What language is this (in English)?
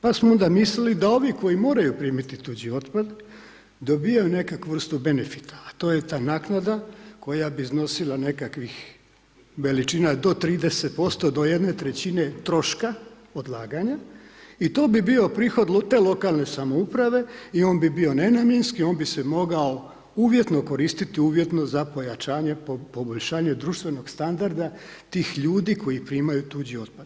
Croatian